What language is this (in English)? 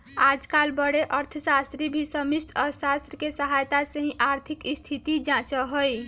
Magahi